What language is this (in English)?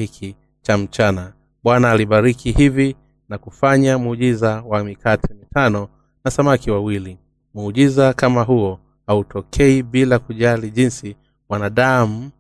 Swahili